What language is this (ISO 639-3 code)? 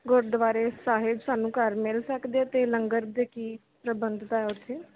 pan